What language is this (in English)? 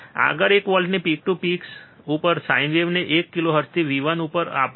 Gujarati